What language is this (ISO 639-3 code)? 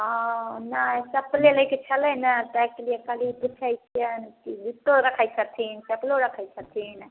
mai